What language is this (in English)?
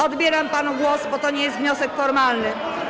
Polish